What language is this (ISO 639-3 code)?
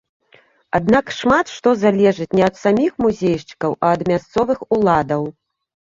bel